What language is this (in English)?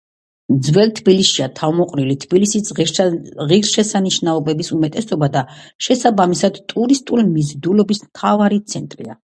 Georgian